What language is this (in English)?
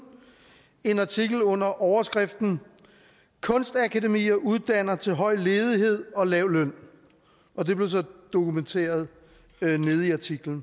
Danish